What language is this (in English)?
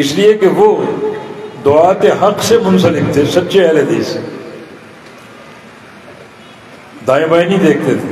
Arabic